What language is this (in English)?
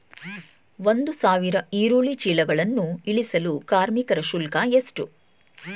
Kannada